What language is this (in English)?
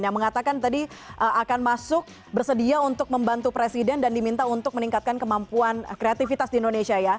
Indonesian